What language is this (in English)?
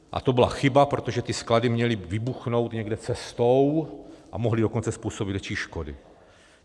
Czech